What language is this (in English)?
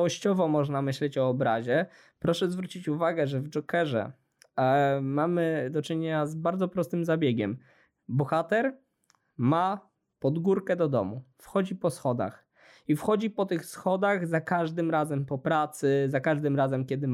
Polish